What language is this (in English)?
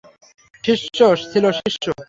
Bangla